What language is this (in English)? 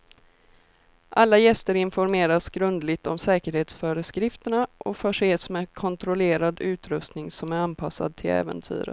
Swedish